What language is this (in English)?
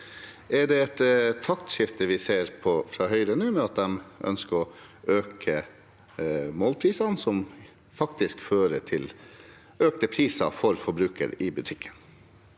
Norwegian